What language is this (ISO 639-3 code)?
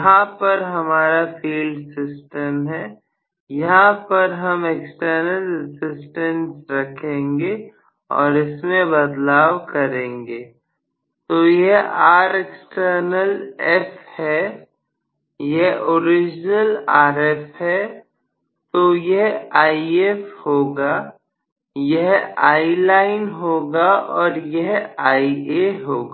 hin